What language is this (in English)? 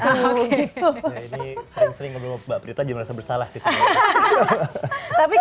Indonesian